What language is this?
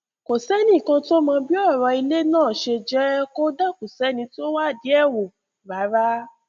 Yoruba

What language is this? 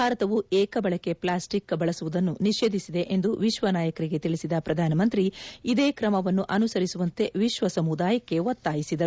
Kannada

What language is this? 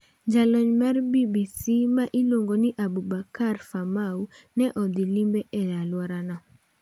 Luo (Kenya and Tanzania)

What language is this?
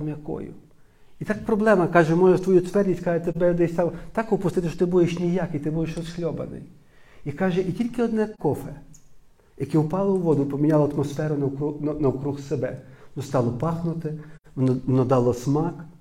Ukrainian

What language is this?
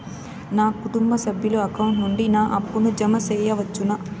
Telugu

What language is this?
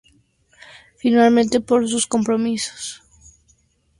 Spanish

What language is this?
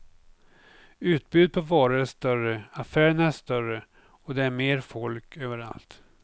Swedish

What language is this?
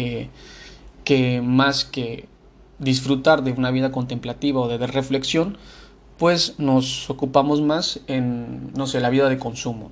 Spanish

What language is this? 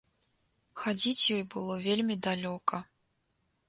Belarusian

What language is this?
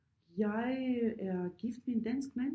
Danish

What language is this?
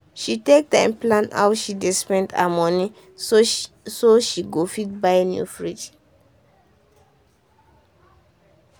Nigerian Pidgin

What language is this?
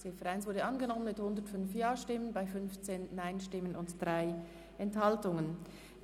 Swiss German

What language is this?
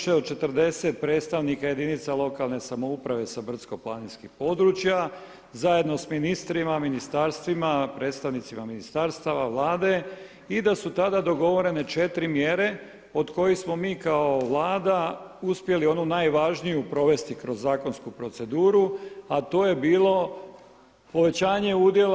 Croatian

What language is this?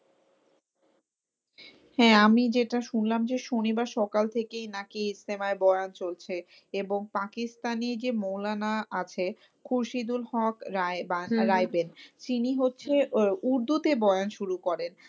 Bangla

